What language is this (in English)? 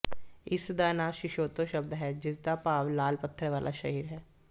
Punjabi